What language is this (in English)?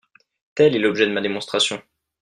French